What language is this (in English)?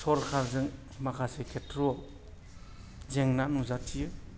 Bodo